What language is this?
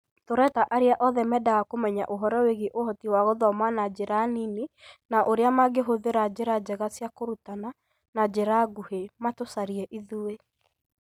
Kikuyu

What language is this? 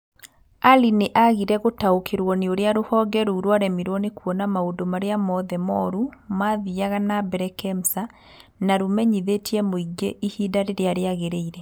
Kikuyu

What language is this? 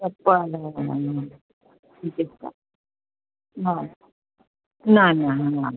Konkani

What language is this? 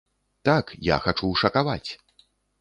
Belarusian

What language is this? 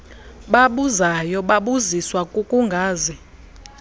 Xhosa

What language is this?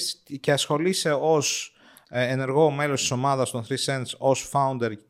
Greek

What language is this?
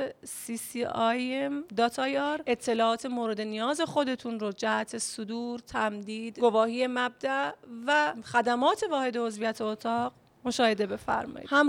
Persian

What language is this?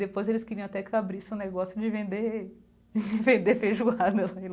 Portuguese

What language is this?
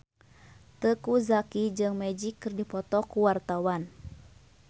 Sundanese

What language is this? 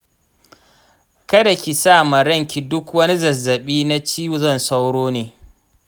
Hausa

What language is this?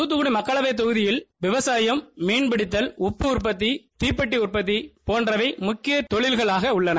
Tamil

